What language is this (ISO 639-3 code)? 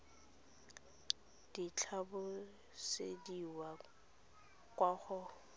tsn